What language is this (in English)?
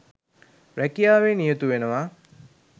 Sinhala